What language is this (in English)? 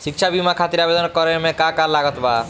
Bhojpuri